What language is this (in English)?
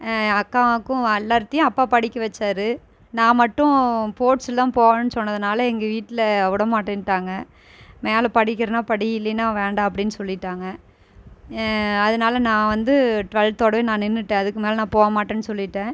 Tamil